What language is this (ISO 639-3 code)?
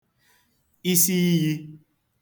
ibo